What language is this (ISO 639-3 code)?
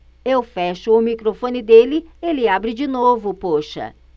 por